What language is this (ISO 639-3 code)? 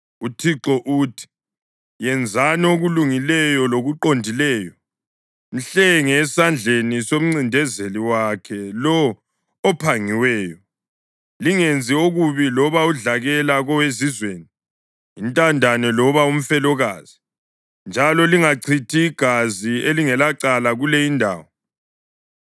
nde